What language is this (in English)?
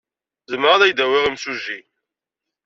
Kabyle